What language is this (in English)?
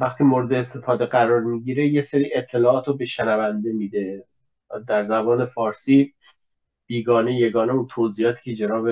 Persian